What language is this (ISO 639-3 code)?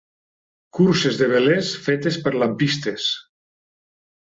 cat